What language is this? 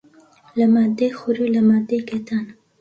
Central Kurdish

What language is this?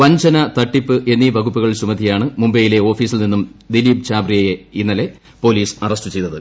Malayalam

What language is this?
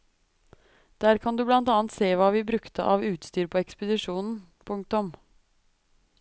Norwegian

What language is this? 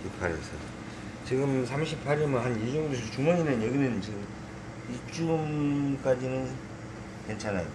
Korean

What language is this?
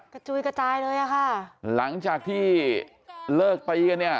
Thai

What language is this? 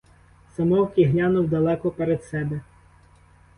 Ukrainian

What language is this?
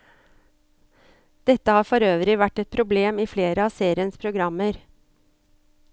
Norwegian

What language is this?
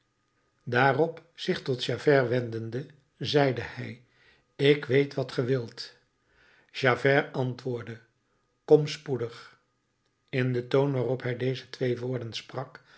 Dutch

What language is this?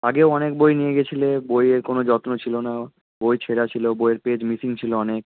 Bangla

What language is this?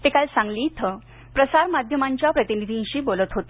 Marathi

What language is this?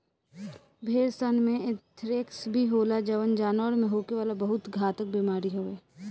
Bhojpuri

